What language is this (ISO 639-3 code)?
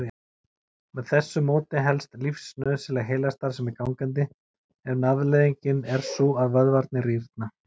isl